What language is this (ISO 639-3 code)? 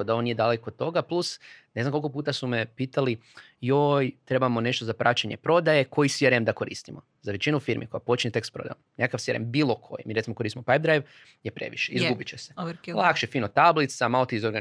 hrv